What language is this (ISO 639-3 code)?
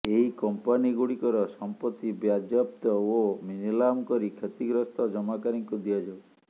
ori